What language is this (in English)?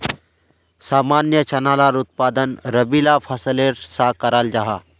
Magahi